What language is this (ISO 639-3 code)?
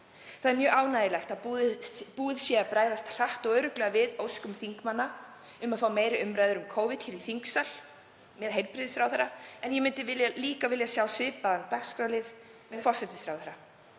isl